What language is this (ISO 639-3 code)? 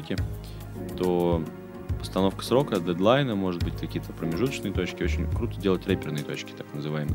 rus